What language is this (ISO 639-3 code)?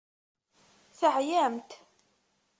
kab